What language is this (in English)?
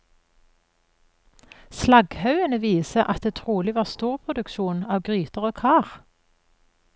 Norwegian